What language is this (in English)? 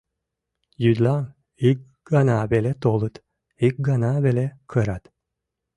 Mari